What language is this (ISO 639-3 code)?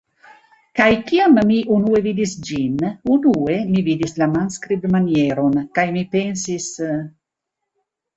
epo